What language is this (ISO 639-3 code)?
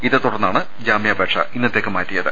mal